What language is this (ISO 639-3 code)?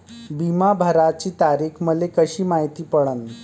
mar